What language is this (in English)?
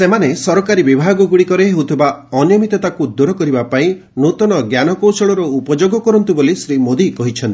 Odia